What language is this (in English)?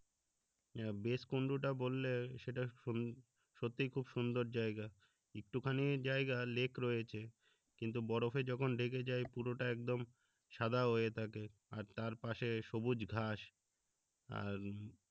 Bangla